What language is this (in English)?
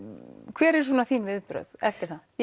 Icelandic